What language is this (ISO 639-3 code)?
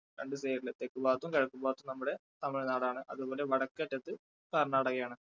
mal